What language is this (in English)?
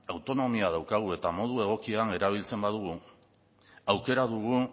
Basque